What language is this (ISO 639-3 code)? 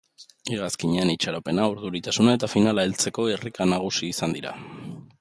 eus